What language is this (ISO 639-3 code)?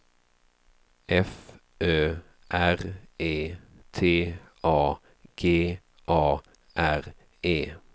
swe